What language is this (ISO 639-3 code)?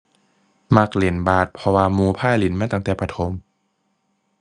tha